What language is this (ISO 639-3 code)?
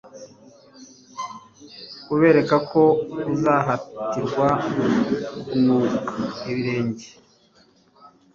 kin